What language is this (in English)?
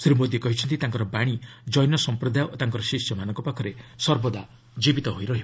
Odia